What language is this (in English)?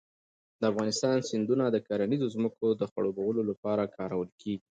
Pashto